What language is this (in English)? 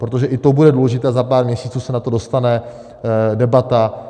Czech